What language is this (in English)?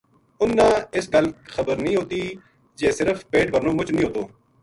Gujari